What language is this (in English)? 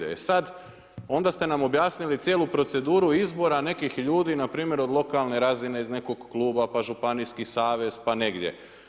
Croatian